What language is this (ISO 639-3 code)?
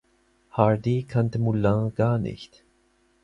deu